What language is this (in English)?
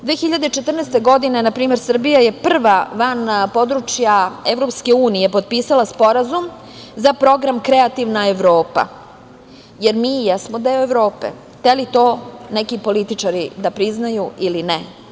Serbian